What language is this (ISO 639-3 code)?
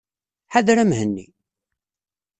kab